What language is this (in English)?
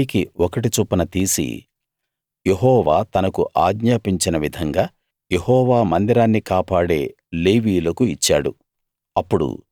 Telugu